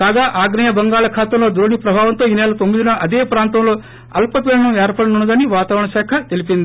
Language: Telugu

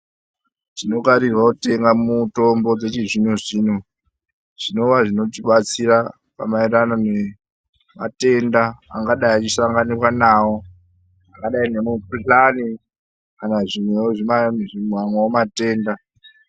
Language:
Ndau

